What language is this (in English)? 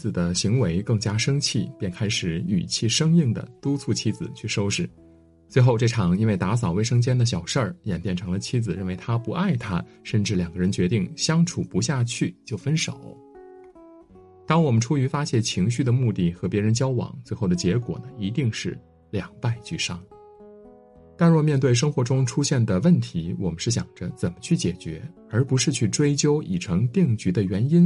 Chinese